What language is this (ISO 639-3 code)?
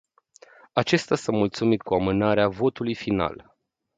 ron